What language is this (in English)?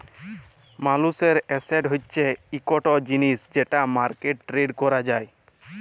Bangla